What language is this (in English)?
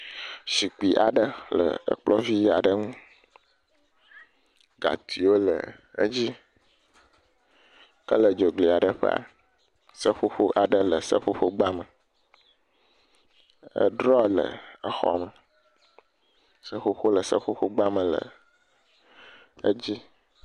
Ewe